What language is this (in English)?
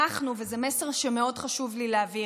Hebrew